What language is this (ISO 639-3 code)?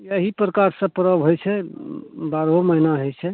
mai